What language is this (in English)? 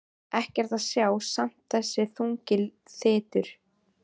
Icelandic